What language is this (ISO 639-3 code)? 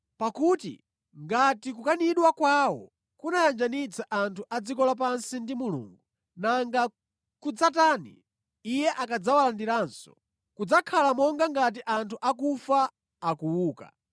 nya